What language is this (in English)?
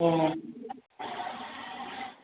Bodo